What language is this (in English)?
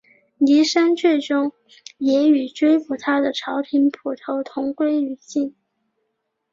Chinese